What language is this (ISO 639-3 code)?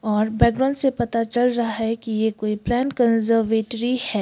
hin